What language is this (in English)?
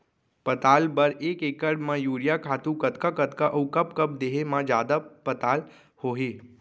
Chhattisgarhi